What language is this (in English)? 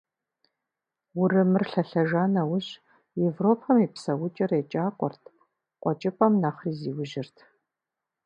Kabardian